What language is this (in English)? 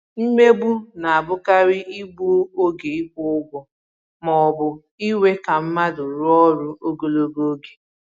Igbo